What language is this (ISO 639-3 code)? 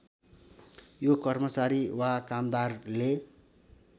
nep